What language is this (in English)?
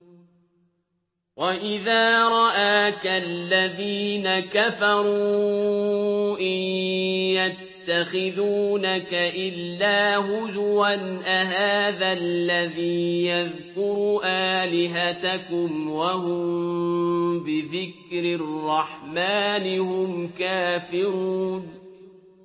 Arabic